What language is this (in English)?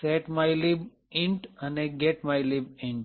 Gujarati